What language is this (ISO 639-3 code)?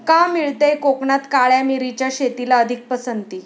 mar